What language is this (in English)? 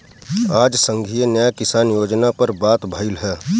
Bhojpuri